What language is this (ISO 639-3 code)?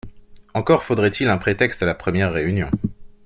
fra